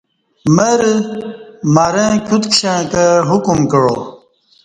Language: Kati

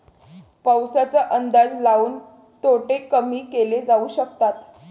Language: Marathi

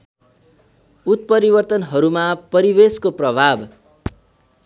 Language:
Nepali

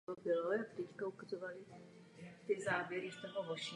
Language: Czech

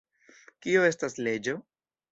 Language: Esperanto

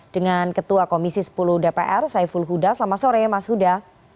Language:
Indonesian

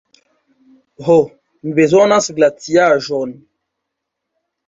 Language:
Esperanto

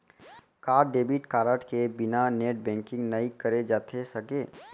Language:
Chhattisgarhi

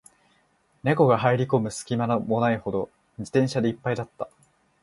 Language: Japanese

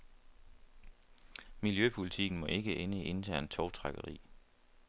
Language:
Danish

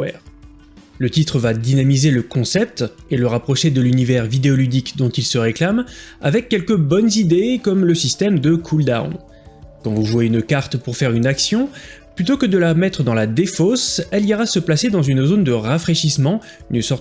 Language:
French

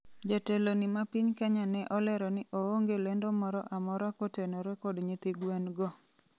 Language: Luo (Kenya and Tanzania)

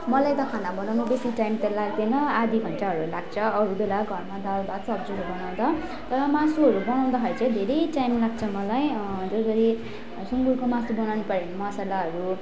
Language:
Nepali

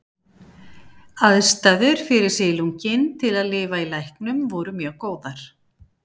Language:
Icelandic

